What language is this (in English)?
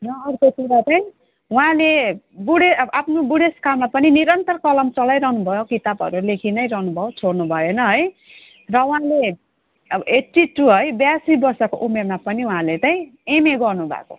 Nepali